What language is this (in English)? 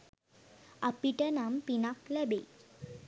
Sinhala